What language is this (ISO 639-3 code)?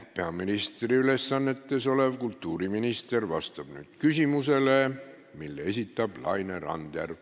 est